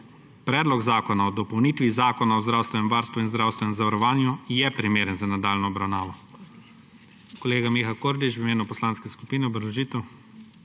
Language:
Slovenian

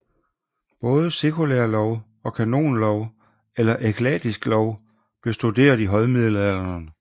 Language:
Danish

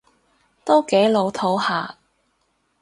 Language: Cantonese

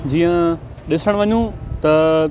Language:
Sindhi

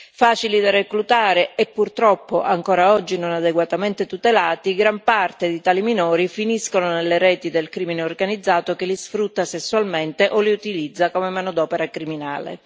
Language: Italian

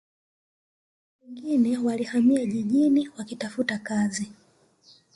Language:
Swahili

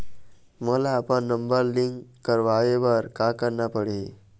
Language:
Chhattisgarhi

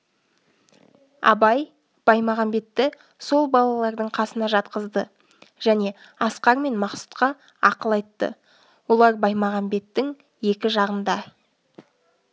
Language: Kazakh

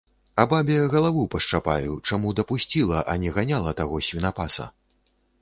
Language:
Belarusian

